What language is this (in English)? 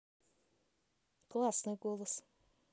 Russian